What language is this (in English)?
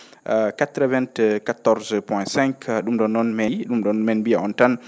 Fula